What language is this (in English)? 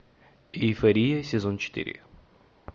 Russian